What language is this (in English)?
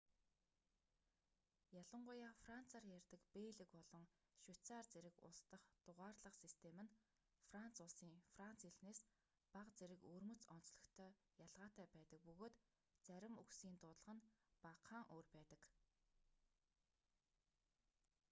Mongolian